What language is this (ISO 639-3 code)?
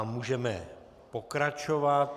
ces